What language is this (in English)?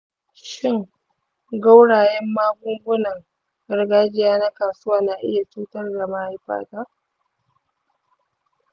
Hausa